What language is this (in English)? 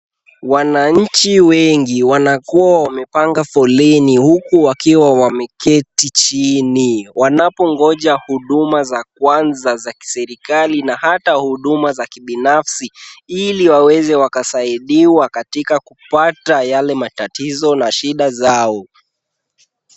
Swahili